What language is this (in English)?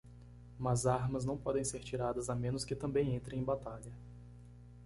Portuguese